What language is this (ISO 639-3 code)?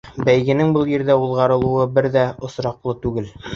bak